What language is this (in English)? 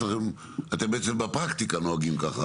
Hebrew